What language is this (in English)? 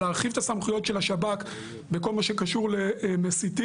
Hebrew